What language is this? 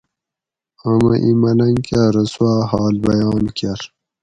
Gawri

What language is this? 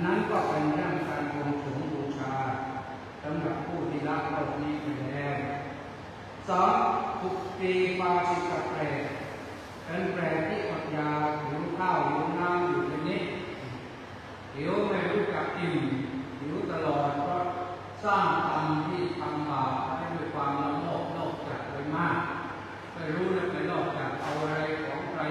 Thai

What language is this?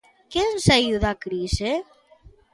Galician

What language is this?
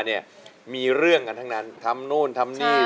Thai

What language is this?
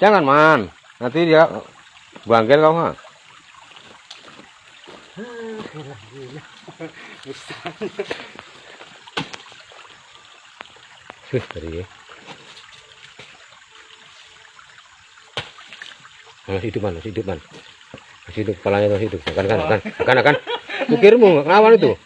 Indonesian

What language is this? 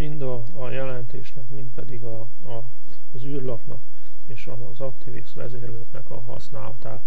Hungarian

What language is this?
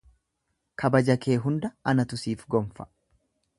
Oromo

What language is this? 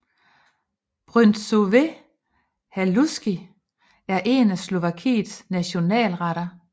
Danish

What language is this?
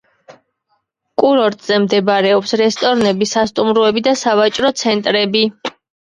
Georgian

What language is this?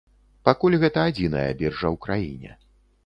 Belarusian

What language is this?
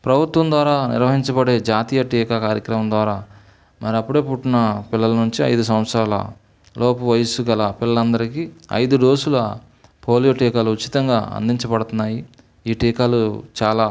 Telugu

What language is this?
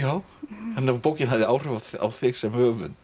Icelandic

